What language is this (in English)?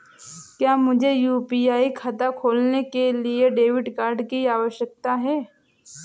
Hindi